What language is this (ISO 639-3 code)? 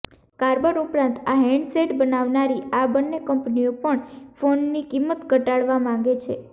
guj